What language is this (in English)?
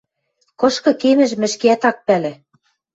Western Mari